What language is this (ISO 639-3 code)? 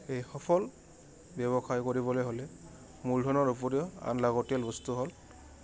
asm